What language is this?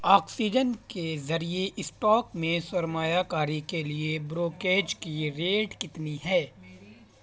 Urdu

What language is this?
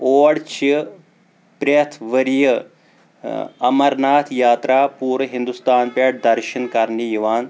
Kashmiri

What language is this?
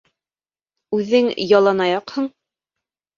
Bashkir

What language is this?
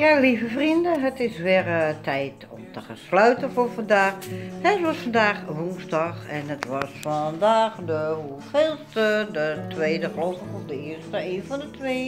Dutch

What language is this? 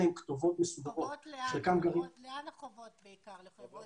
Hebrew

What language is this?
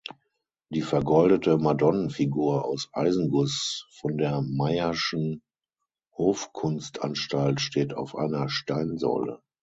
German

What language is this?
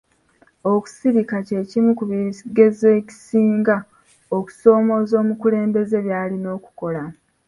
Ganda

